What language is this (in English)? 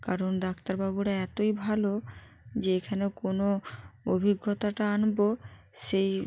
Bangla